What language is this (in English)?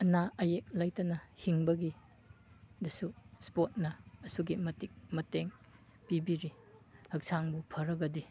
Manipuri